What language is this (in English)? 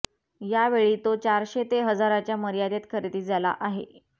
Marathi